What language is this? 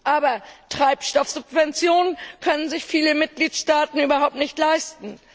German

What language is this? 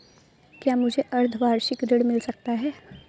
Hindi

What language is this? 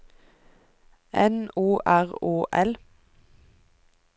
Norwegian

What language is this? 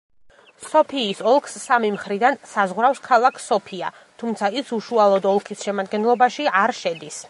Georgian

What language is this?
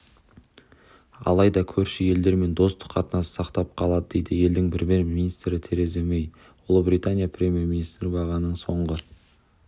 Kazakh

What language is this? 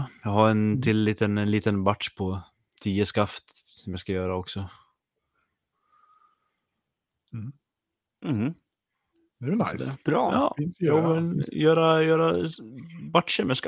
Swedish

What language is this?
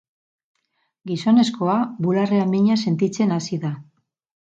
Basque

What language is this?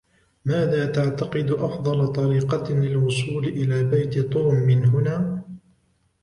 Arabic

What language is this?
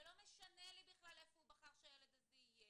Hebrew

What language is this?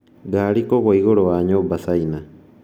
Kikuyu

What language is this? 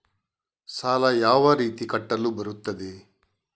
Kannada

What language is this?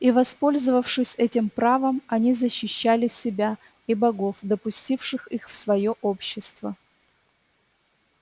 Russian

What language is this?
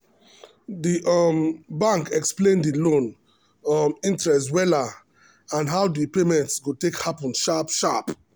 Nigerian Pidgin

